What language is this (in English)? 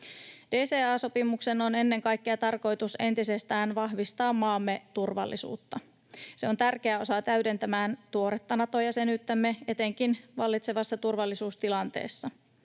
Finnish